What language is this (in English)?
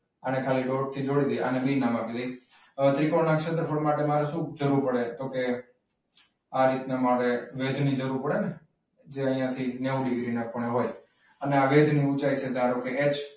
Gujarati